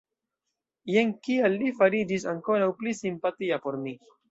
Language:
Esperanto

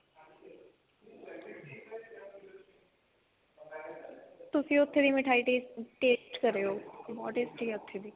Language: Punjabi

